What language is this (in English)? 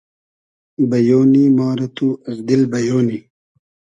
Hazaragi